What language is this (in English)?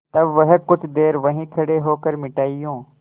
Hindi